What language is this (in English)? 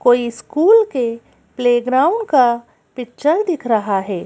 Hindi